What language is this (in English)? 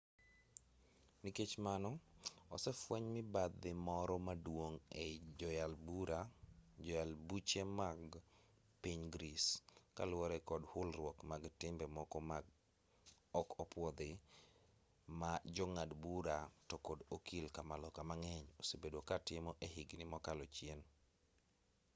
Luo (Kenya and Tanzania)